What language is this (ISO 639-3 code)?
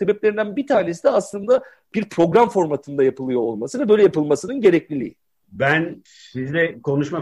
tur